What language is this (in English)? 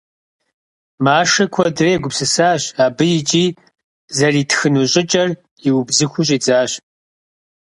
Kabardian